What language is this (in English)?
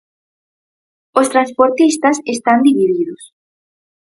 Galician